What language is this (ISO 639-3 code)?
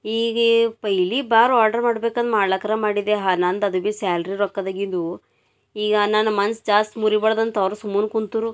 kan